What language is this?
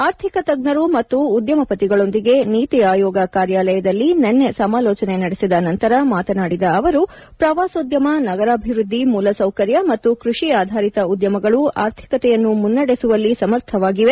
Kannada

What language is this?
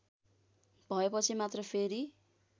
Nepali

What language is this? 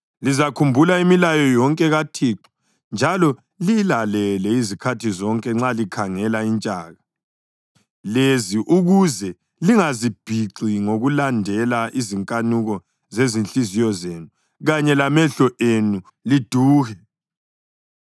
North Ndebele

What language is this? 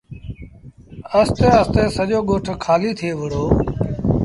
Sindhi Bhil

